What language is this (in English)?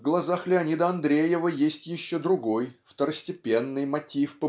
Russian